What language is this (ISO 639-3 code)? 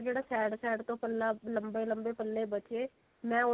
pan